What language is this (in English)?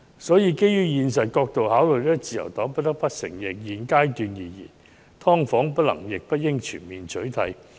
Cantonese